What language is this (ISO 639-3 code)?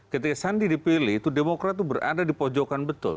ind